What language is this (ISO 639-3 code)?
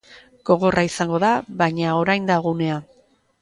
eus